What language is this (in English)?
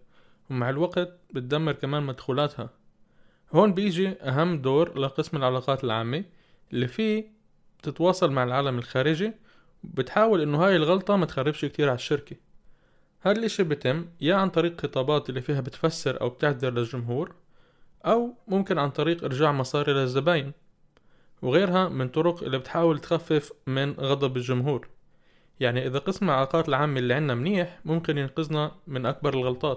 Arabic